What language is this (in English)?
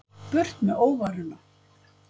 Icelandic